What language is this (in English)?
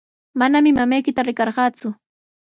Sihuas Ancash Quechua